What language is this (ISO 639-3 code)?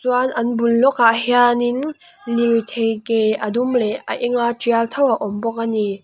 lus